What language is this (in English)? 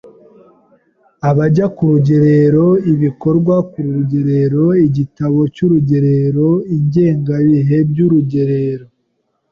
Kinyarwanda